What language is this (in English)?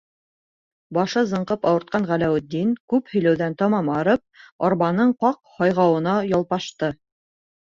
Bashkir